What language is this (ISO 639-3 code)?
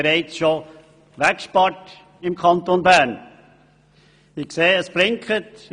gsw